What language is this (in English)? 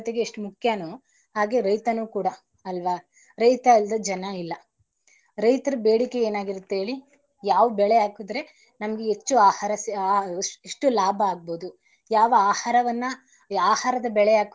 Kannada